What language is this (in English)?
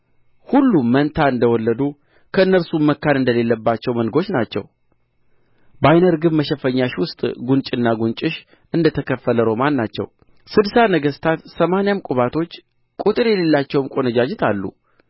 Amharic